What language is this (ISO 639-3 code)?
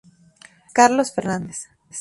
spa